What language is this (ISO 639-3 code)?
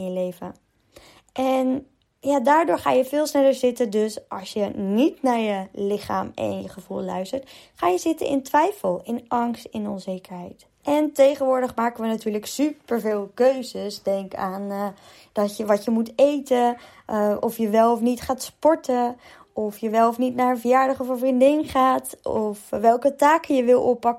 nld